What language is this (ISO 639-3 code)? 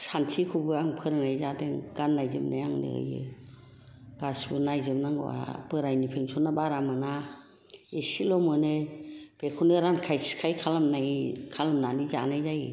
brx